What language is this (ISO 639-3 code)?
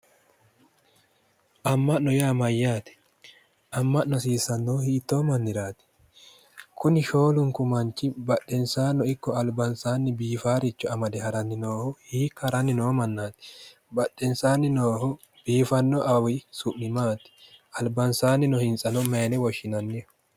sid